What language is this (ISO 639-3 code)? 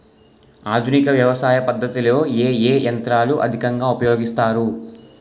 tel